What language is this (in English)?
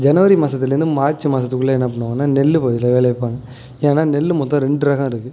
Tamil